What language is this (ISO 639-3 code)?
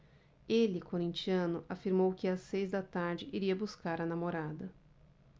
por